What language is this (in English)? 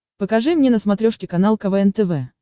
Russian